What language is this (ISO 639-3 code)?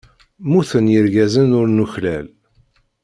kab